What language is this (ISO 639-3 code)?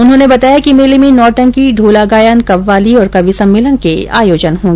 hin